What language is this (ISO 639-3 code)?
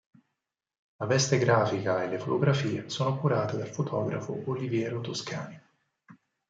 ita